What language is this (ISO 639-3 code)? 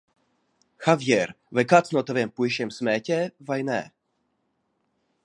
lav